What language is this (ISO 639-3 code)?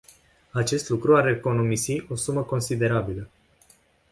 ron